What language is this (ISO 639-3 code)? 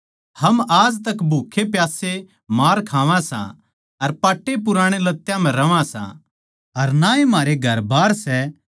bgc